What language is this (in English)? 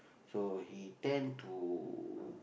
English